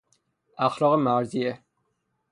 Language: Persian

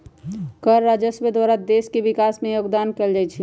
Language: Magahi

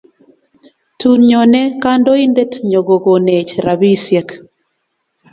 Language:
Kalenjin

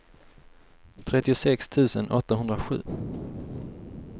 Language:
Swedish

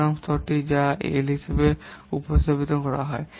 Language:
Bangla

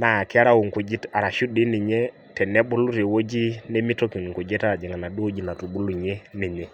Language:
Masai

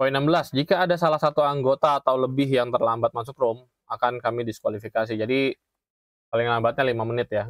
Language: Indonesian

